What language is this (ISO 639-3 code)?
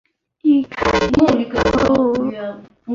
zho